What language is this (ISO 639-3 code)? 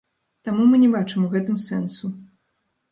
bel